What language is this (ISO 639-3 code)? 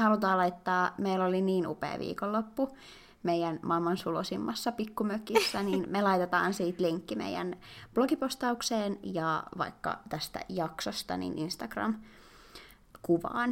fin